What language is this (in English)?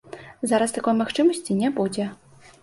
Belarusian